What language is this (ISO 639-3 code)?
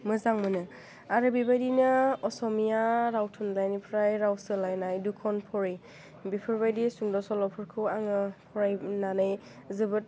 brx